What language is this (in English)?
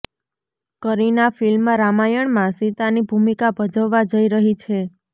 Gujarati